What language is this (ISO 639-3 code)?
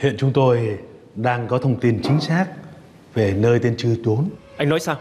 vie